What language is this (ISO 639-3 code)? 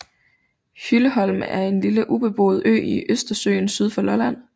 dan